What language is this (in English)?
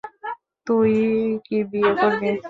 Bangla